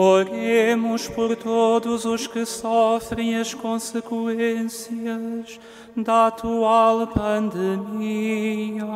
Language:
Portuguese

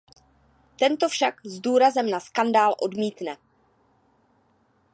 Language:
Czech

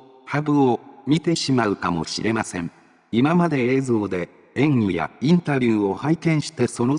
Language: Japanese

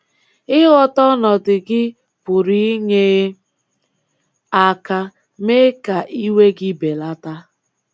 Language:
Igbo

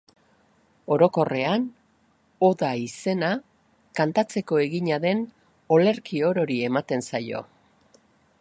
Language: Basque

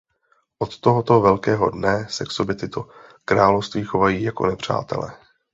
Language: Czech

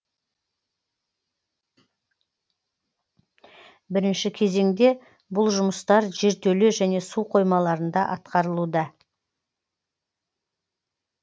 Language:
Kazakh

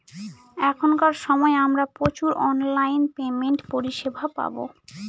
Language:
Bangla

